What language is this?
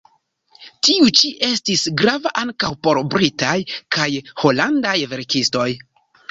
Esperanto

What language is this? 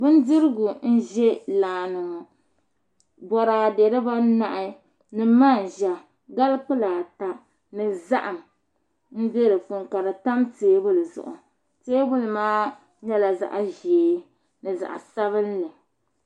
Dagbani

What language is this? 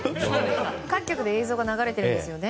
Japanese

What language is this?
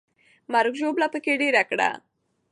Pashto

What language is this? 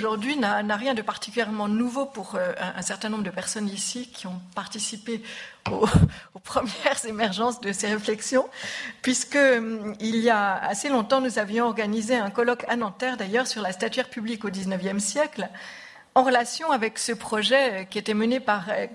French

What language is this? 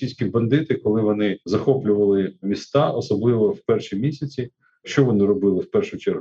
Ukrainian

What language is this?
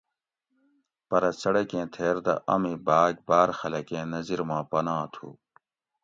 Gawri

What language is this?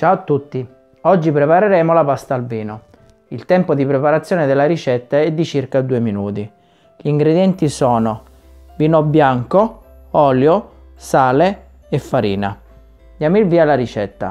Italian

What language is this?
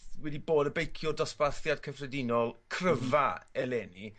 Welsh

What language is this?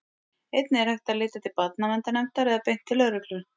Icelandic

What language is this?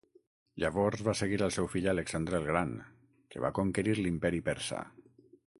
Catalan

